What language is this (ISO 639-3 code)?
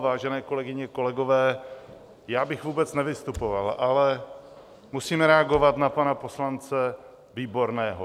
ces